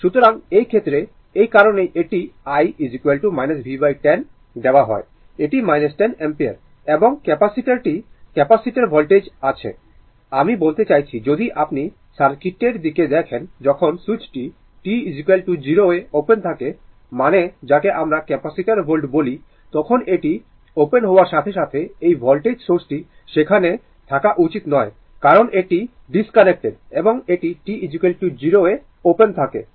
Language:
Bangla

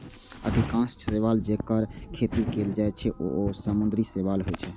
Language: Maithili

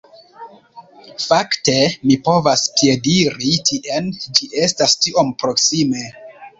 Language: Esperanto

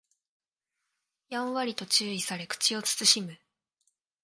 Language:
Japanese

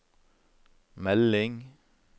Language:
Norwegian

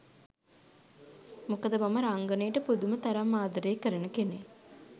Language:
Sinhala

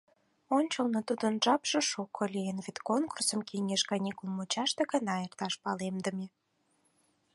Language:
Mari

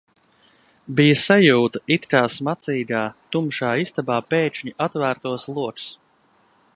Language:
Latvian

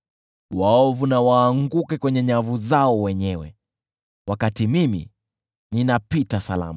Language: Swahili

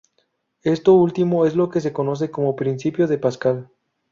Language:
Spanish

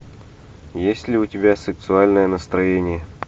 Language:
Russian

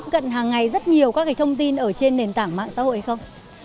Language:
Vietnamese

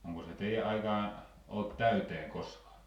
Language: Finnish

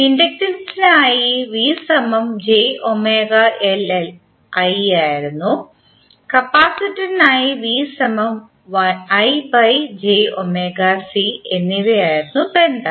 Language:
Malayalam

